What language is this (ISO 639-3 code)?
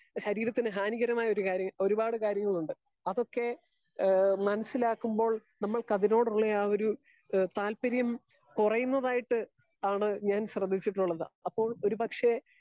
mal